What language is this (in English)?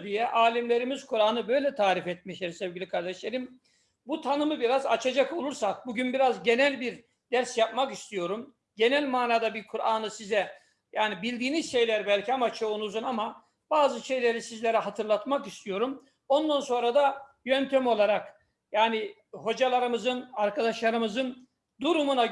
Turkish